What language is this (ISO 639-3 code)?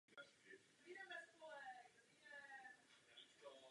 ces